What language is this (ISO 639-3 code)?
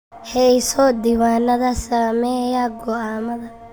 som